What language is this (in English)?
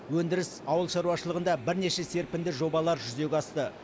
Kazakh